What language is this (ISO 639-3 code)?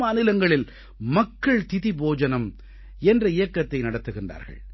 tam